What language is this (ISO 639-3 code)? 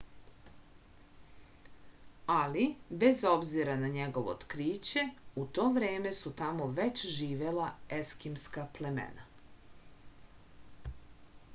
srp